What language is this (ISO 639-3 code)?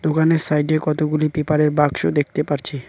ben